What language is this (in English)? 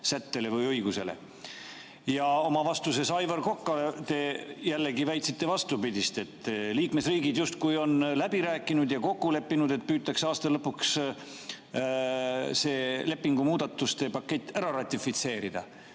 Estonian